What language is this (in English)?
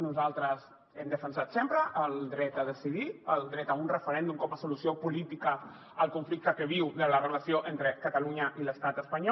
Catalan